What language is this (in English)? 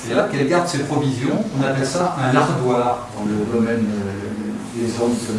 French